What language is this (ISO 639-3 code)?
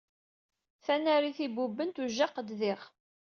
kab